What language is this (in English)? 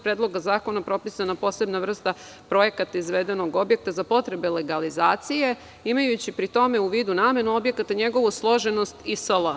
Serbian